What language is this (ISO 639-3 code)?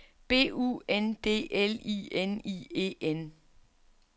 dan